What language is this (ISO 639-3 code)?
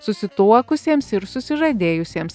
lit